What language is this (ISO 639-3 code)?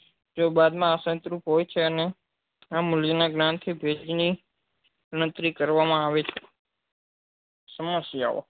guj